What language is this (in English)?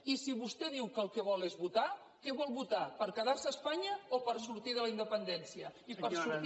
Catalan